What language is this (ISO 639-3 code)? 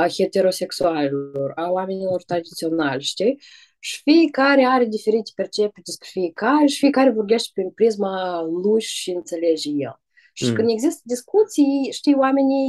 ron